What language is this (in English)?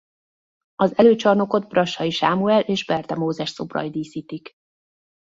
Hungarian